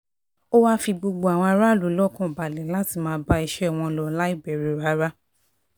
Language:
Yoruba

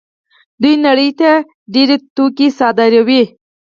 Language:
Pashto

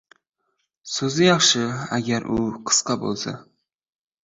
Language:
Uzbek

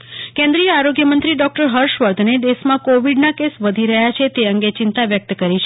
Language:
Gujarati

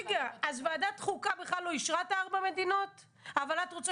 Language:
Hebrew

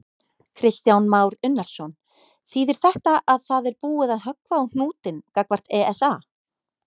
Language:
Icelandic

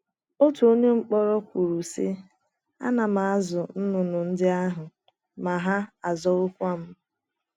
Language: Igbo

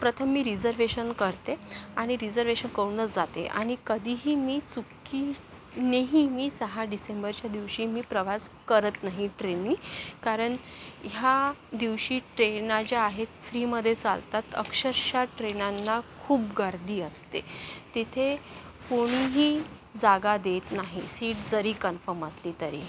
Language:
Marathi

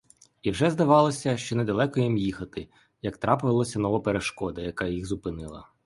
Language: Ukrainian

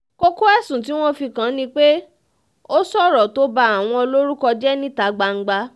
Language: Yoruba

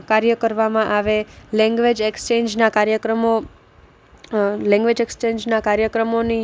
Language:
Gujarati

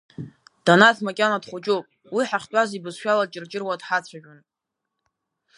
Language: Abkhazian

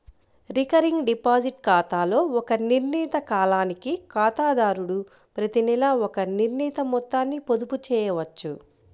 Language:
Telugu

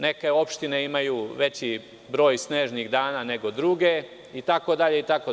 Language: Serbian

